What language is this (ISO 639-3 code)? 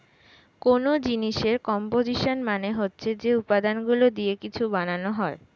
ben